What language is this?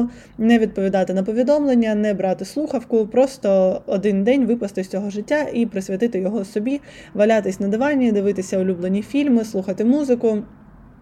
Ukrainian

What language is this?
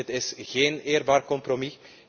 Dutch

